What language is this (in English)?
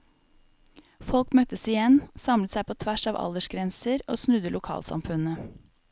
Norwegian